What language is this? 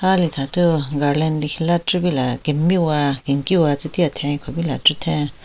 Southern Rengma Naga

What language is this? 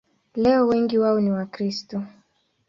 Swahili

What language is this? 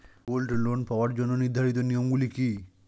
Bangla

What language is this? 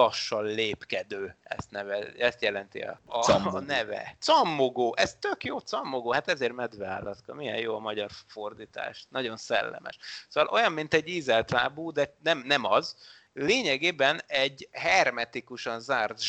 Hungarian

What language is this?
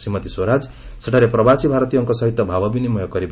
Odia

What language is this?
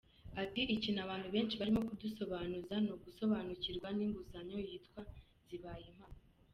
Kinyarwanda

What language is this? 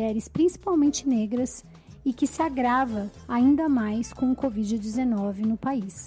Portuguese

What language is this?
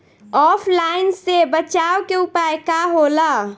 Bhojpuri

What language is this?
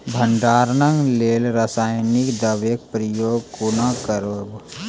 Maithili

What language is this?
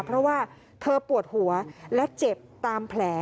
Thai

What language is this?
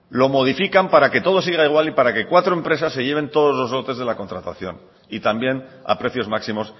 Spanish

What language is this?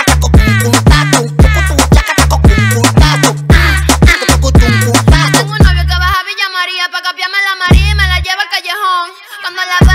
Thai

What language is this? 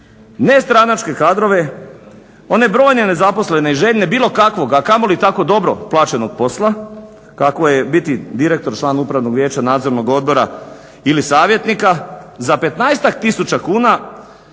Croatian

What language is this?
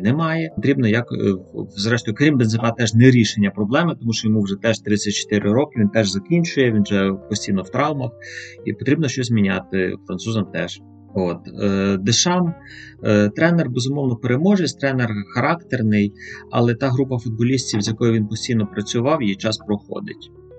Ukrainian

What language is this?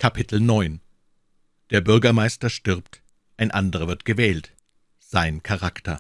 German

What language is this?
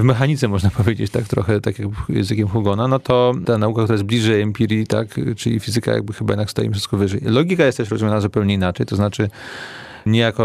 Polish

